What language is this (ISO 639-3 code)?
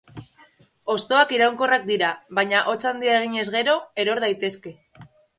eus